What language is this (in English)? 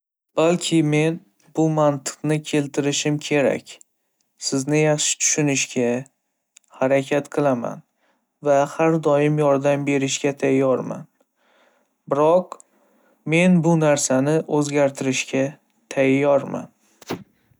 Uzbek